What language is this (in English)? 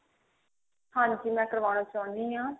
Punjabi